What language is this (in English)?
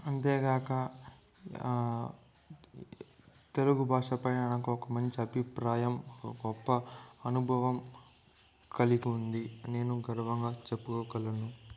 Telugu